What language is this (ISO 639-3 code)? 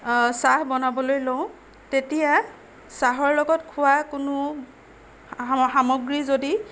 asm